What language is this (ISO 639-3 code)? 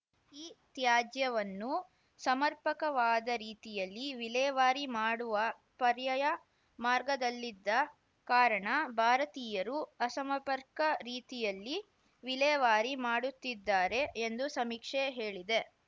kan